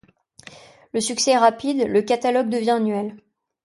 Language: French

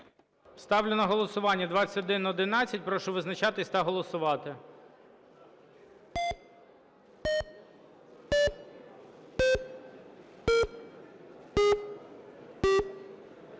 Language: Ukrainian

